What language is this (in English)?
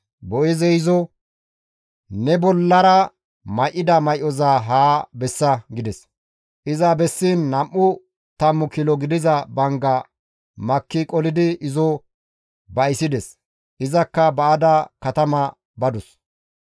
Gamo